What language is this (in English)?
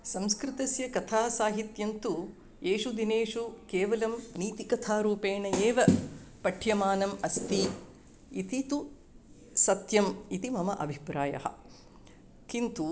Sanskrit